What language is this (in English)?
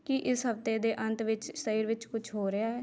Punjabi